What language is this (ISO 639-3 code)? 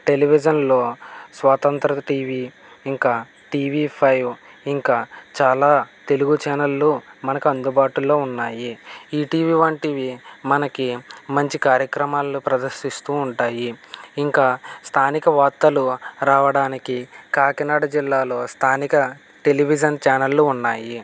tel